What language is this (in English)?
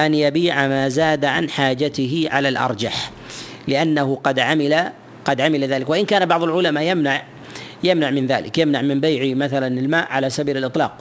Arabic